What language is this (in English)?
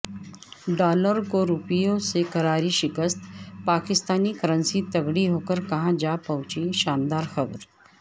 Urdu